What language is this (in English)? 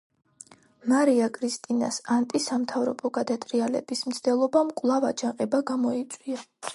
Georgian